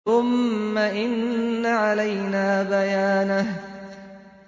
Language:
Arabic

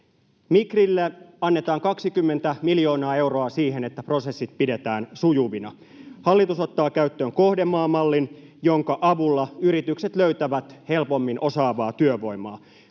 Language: Finnish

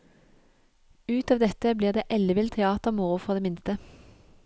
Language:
Norwegian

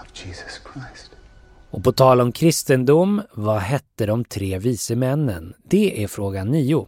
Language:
Swedish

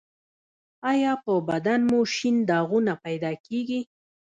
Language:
Pashto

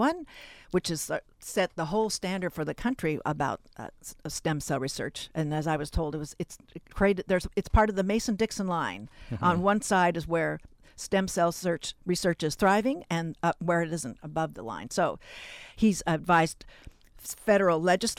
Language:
English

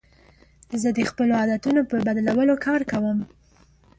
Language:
Pashto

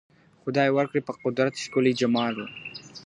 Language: Pashto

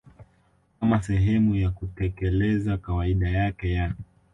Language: Swahili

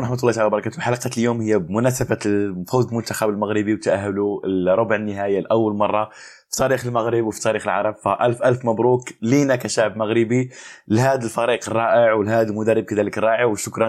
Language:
Arabic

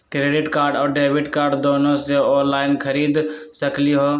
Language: Magahi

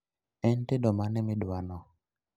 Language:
Luo (Kenya and Tanzania)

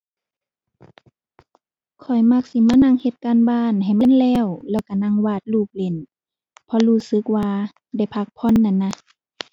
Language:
Thai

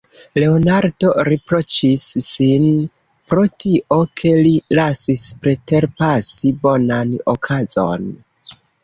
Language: Esperanto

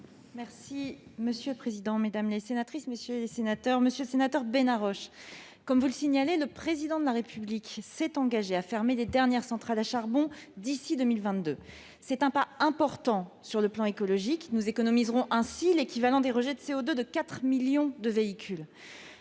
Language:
French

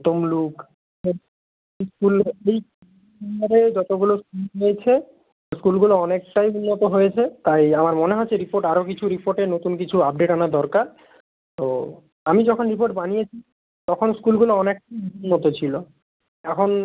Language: Bangla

